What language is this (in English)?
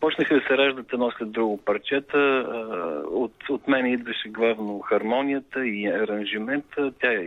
Bulgarian